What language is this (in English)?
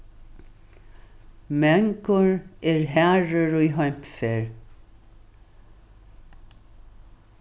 Faroese